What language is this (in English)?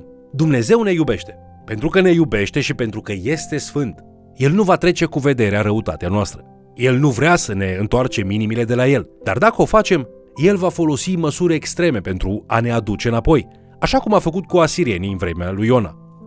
Romanian